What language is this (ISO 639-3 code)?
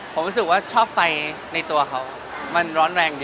tha